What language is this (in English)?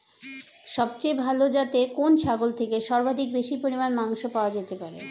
Bangla